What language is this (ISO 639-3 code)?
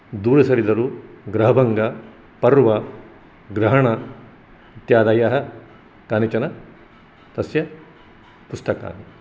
san